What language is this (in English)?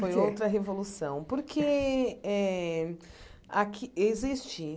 Portuguese